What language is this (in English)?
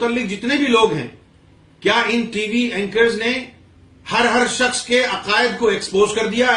Urdu